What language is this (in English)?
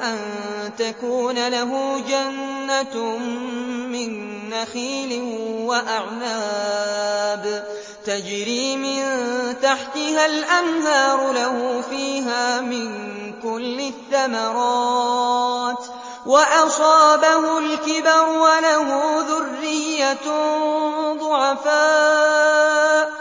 Arabic